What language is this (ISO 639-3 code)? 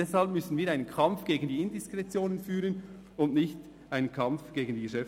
gsw